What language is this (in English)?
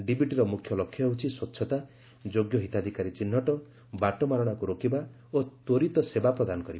Odia